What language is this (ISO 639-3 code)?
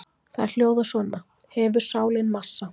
isl